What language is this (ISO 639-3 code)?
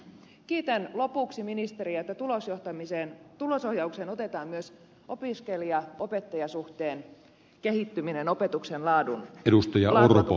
fin